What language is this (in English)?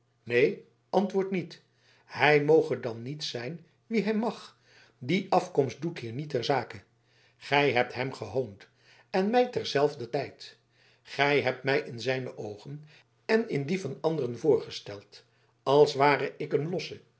Dutch